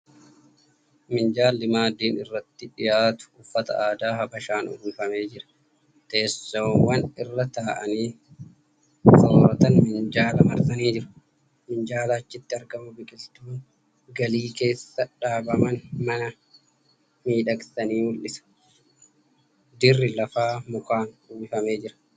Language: Oromo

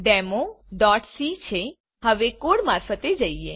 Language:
Gujarati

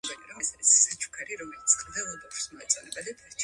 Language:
Georgian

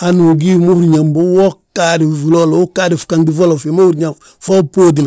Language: Balanta-Ganja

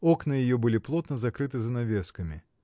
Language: Russian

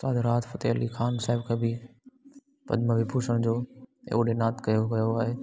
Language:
Sindhi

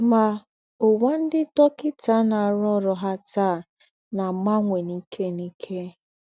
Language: Igbo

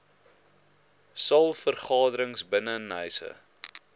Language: Afrikaans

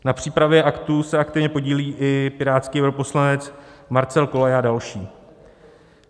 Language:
Czech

